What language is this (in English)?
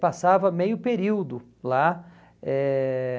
Portuguese